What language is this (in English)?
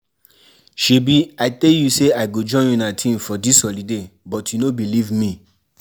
Nigerian Pidgin